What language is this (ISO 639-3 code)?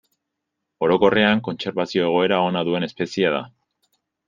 eus